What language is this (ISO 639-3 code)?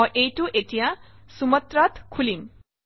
asm